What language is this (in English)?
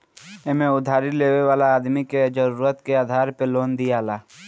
Bhojpuri